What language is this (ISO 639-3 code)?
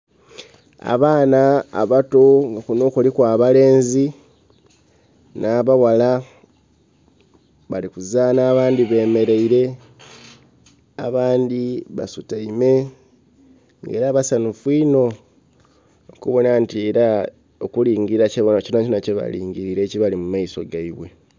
xog